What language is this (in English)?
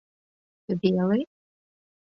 Mari